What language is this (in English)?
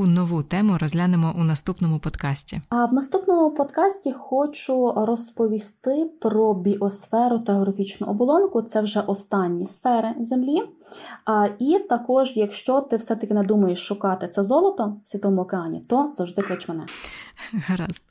Ukrainian